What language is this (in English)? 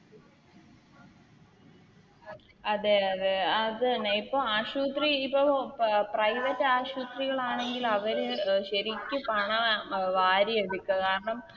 Malayalam